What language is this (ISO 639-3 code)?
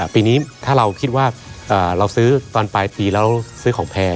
tha